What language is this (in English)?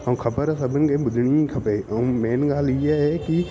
Sindhi